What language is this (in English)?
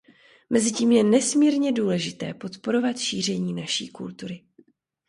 Czech